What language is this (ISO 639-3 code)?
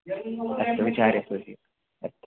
san